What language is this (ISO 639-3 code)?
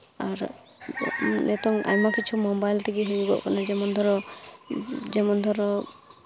sat